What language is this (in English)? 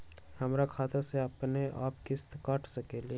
Magahi